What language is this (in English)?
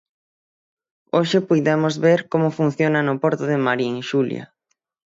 Galician